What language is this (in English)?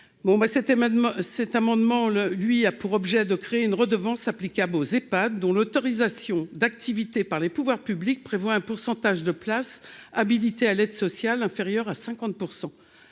French